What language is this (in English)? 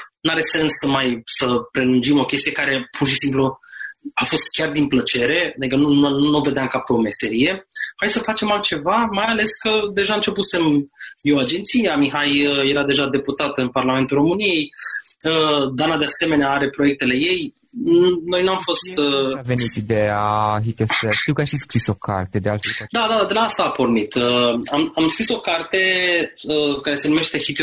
Romanian